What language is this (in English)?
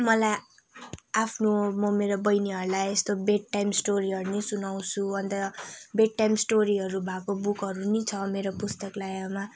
Nepali